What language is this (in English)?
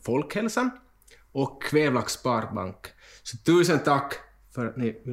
Swedish